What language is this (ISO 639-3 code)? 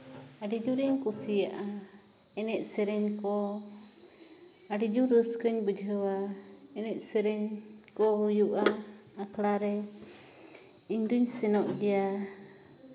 sat